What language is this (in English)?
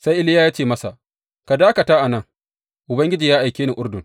Hausa